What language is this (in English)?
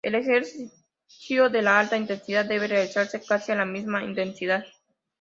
Spanish